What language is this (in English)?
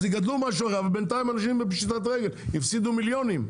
Hebrew